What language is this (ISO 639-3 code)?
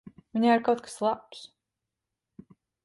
lav